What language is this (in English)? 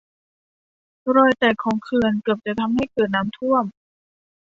Thai